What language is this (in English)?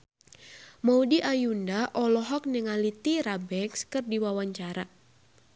Sundanese